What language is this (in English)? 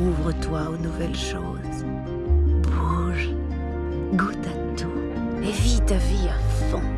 French